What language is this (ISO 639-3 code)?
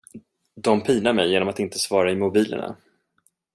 swe